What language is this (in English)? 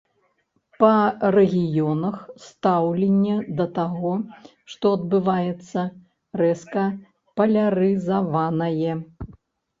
Belarusian